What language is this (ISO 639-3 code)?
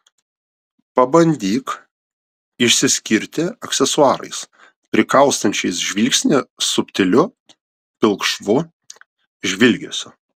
lit